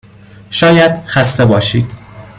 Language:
Persian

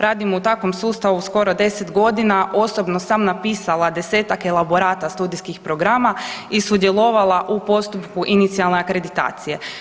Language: Croatian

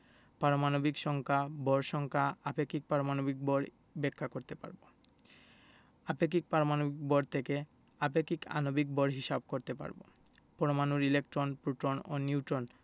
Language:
Bangla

